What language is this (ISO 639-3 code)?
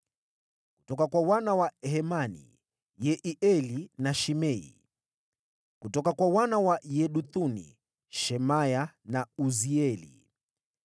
swa